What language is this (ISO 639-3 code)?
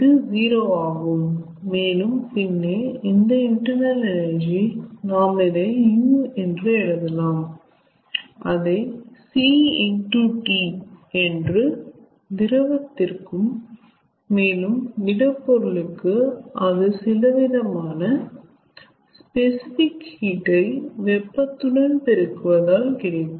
tam